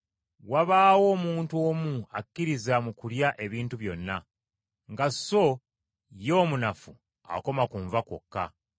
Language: Ganda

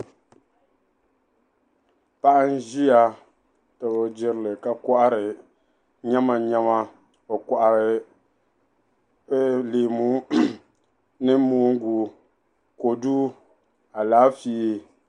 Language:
Dagbani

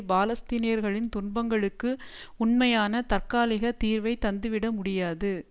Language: Tamil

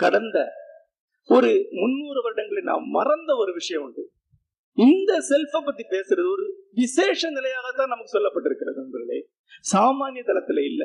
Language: Tamil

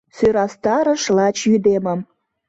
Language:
Mari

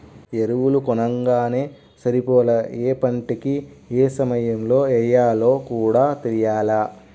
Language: Telugu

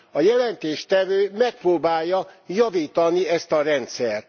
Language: Hungarian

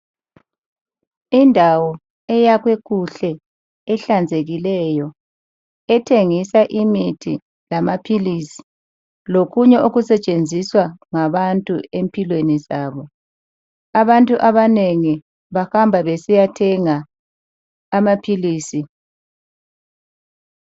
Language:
North Ndebele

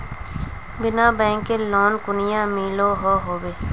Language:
Magahi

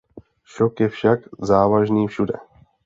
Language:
Czech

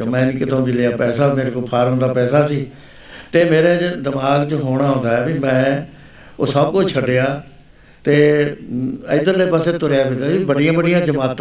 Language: Punjabi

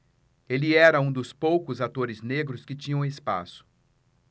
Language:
Portuguese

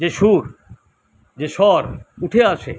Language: Bangla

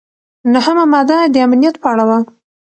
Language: Pashto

